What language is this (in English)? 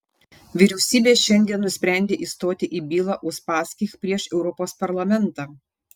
Lithuanian